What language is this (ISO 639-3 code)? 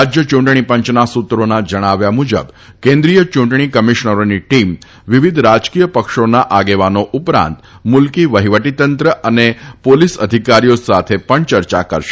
guj